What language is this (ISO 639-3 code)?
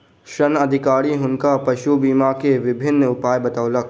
mai